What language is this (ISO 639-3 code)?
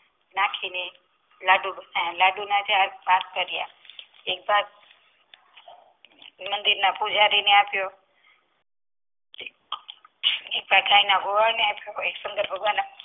guj